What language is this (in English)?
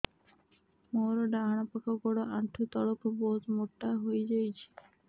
Odia